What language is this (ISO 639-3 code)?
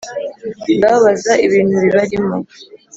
kin